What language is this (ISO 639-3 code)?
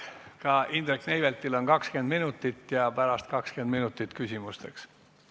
est